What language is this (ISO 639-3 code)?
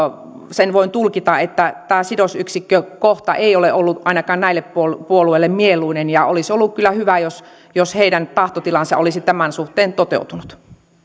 fin